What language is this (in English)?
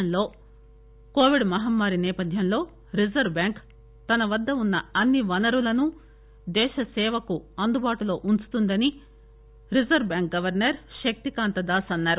Telugu